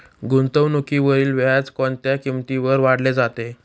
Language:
Marathi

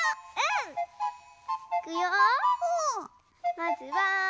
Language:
Japanese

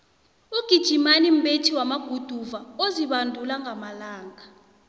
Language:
South Ndebele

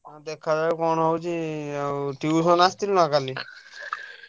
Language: Odia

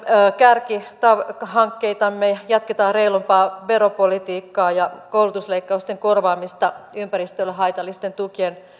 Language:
Finnish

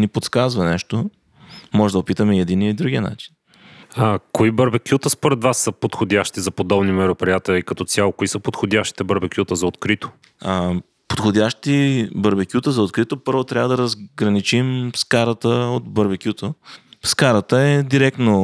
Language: Bulgarian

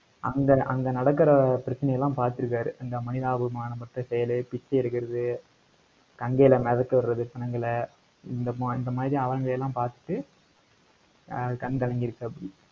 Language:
Tamil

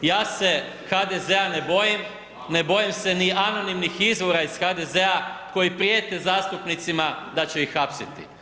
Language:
Croatian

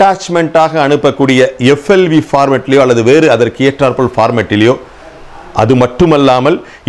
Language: Hindi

